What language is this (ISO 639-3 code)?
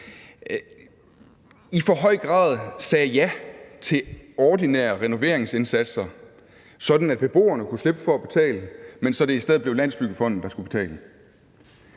dan